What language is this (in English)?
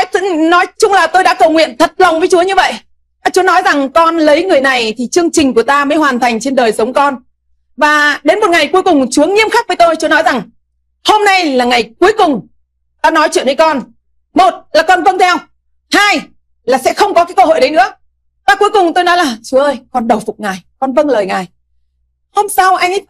Vietnamese